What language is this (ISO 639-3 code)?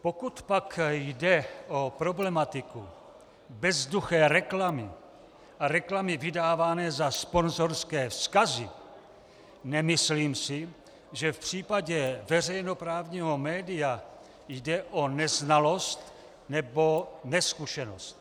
ces